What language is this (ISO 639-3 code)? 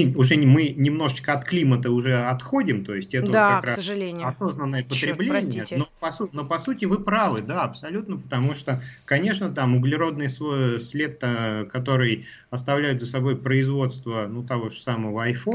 rus